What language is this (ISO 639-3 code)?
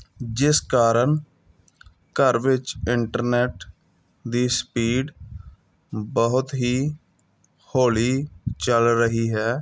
pan